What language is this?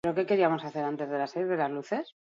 Basque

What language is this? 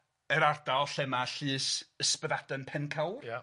Welsh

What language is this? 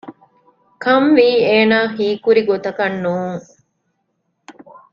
Divehi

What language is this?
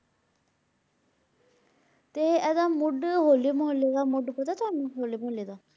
Punjabi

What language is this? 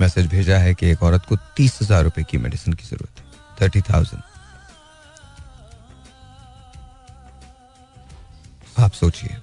Hindi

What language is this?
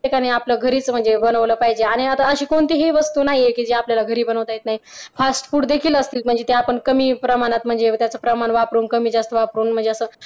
Marathi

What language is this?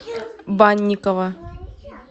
Russian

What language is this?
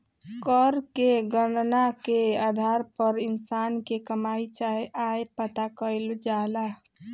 Bhojpuri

